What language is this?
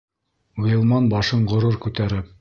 Bashkir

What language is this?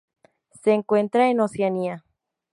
Spanish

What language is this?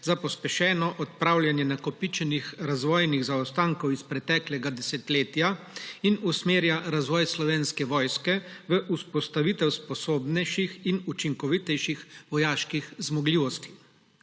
Slovenian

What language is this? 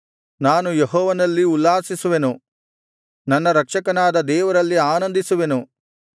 Kannada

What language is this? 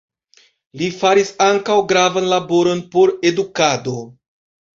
Esperanto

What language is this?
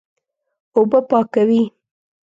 Pashto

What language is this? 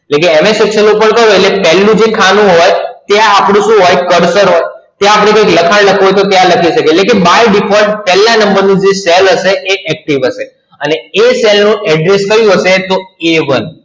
Gujarati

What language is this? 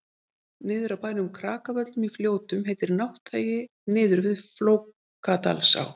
Icelandic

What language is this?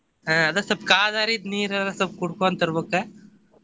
Kannada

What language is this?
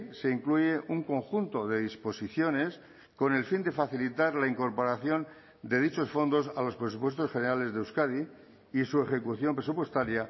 Spanish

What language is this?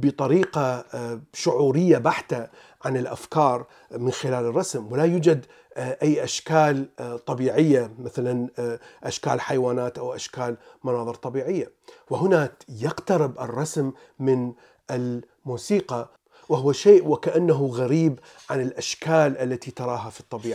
Arabic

